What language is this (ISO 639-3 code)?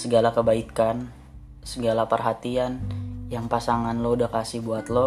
ind